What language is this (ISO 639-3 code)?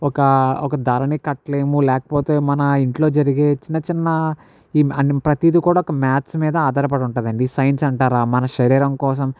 tel